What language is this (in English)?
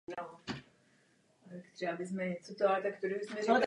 Czech